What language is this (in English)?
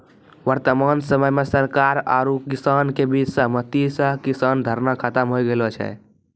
Maithili